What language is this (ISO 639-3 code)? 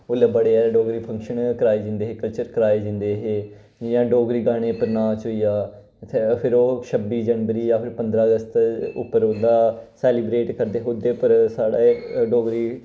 doi